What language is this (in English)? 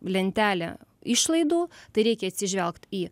Lithuanian